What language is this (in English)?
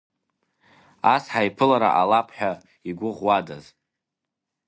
Abkhazian